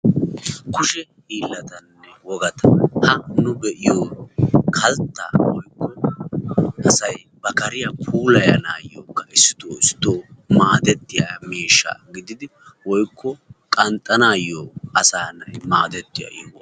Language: Wolaytta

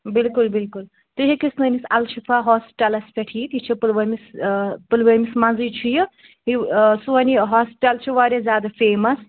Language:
Kashmiri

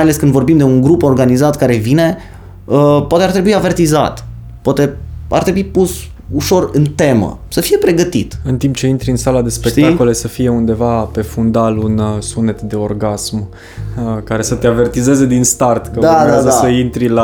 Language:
Romanian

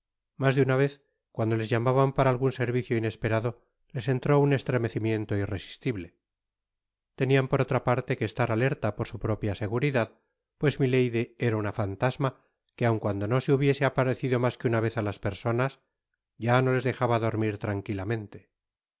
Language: Spanish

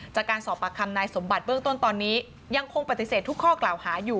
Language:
Thai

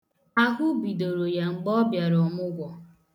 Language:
Igbo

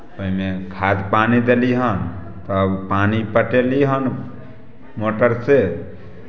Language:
Maithili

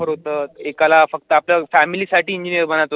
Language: Marathi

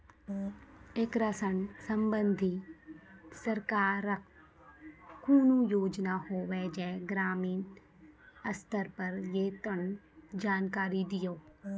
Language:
Maithili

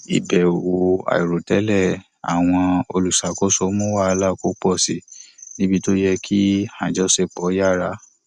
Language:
Yoruba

